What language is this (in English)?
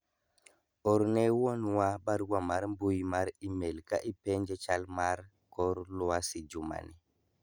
Luo (Kenya and Tanzania)